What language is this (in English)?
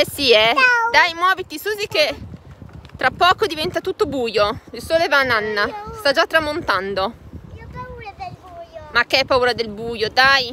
Italian